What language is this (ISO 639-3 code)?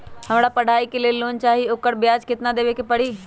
mag